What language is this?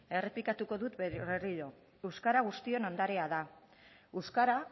Basque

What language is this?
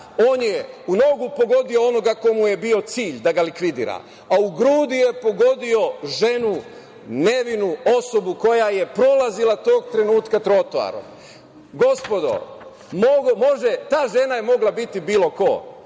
Serbian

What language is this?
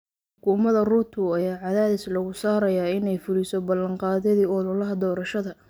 Somali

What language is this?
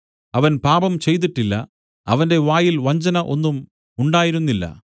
Malayalam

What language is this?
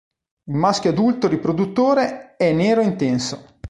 Italian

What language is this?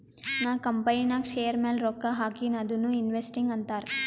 Kannada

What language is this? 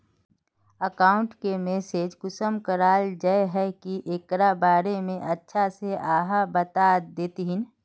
Magahi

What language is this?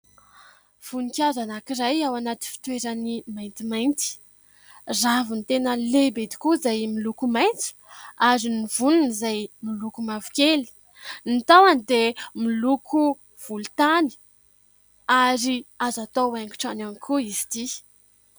Malagasy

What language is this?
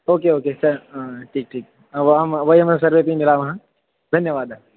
Sanskrit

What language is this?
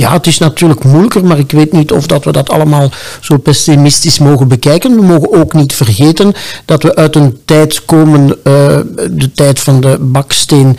Dutch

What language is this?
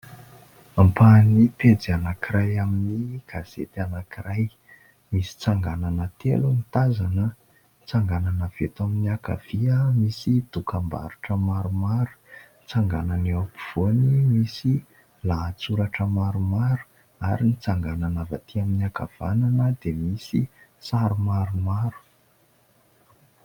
Malagasy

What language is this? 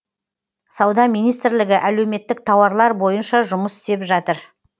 Kazakh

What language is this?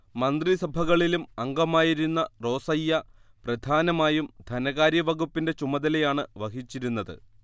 Malayalam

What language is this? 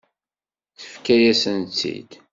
Kabyle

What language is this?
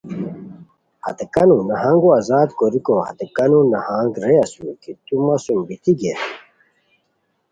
Khowar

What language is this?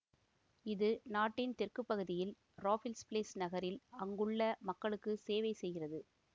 Tamil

